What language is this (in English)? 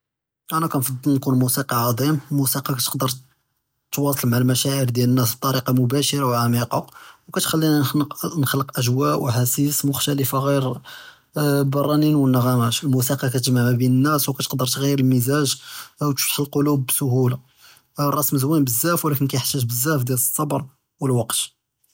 Judeo-Arabic